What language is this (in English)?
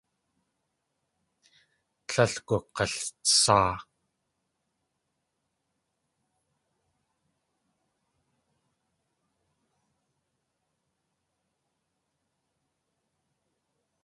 Tlingit